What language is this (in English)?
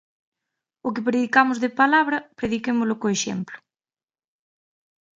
Galician